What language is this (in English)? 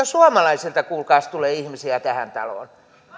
Finnish